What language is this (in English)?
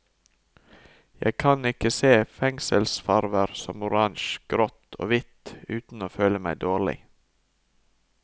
Norwegian